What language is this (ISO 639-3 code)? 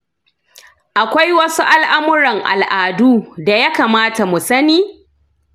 hau